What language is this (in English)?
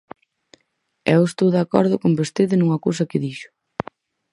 Galician